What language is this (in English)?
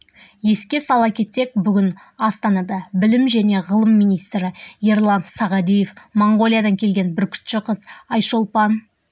Kazakh